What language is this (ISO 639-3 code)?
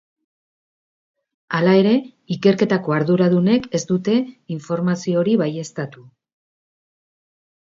eus